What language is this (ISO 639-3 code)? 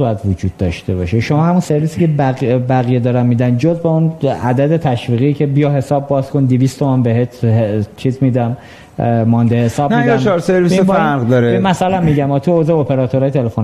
fas